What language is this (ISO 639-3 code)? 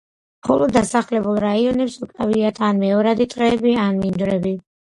kat